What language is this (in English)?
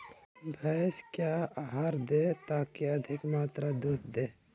Magahi